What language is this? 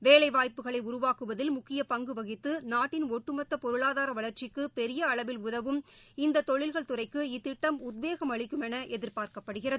Tamil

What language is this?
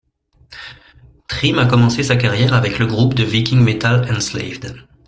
French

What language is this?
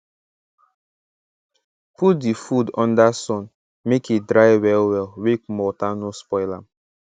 Nigerian Pidgin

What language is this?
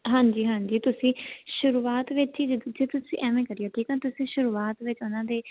Punjabi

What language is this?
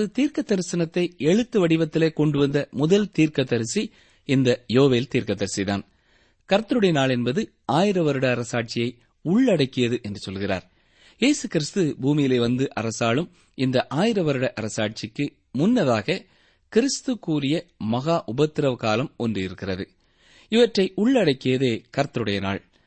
Tamil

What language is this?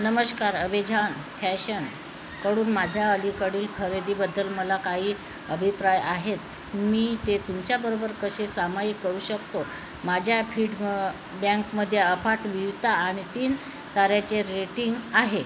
Marathi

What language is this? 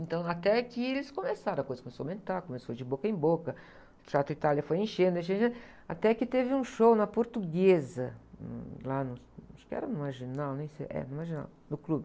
Portuguese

